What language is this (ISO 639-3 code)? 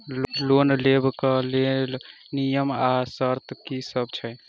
mai